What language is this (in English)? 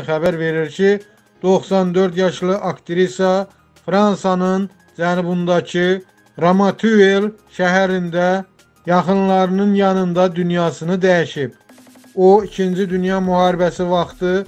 Turkish